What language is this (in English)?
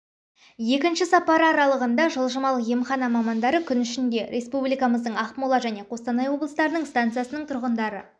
Kazakh